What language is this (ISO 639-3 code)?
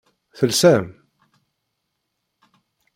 kab